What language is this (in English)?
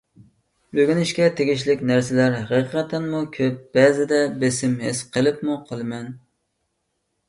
Uyghur